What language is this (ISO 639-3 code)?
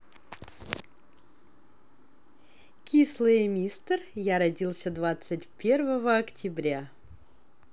rus